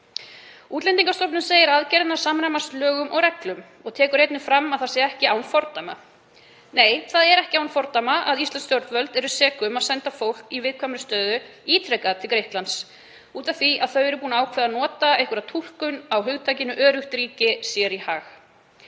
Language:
Icelandic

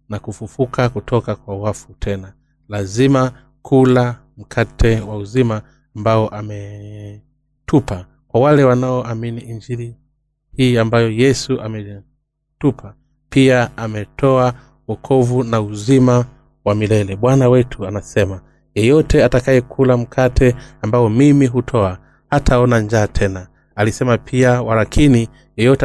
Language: Swahili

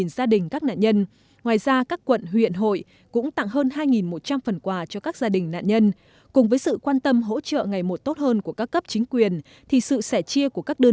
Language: Vietnamese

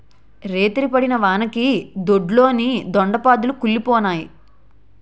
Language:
Telugu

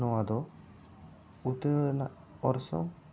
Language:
Santali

